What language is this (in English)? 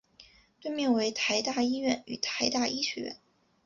Chinese